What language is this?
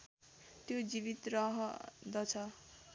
Nepali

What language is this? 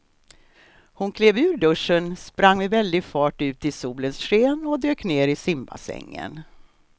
Swedish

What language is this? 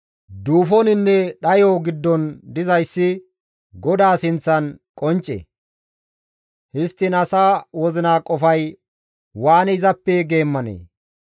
Gamo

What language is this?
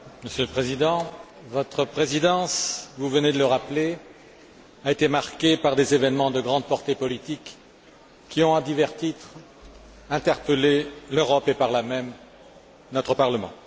French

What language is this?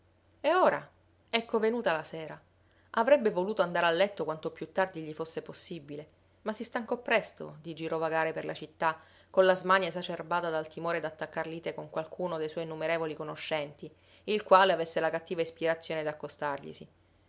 Italian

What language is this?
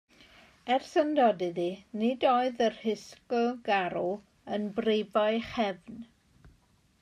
Welsh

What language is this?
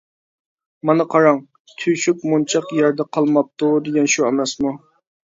Uyghur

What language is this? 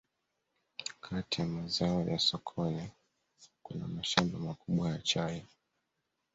Swahili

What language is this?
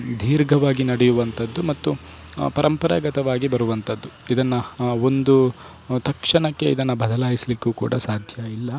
Kannada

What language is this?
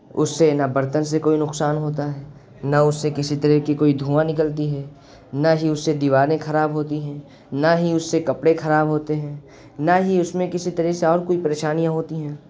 Urdu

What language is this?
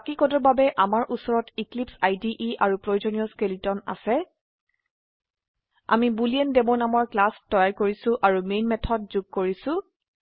Assamese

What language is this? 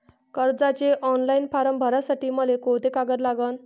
Marathi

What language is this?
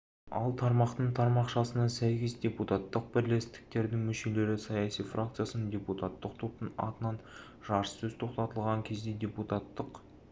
Kazakh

